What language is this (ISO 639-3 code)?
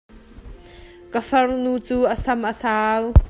cnh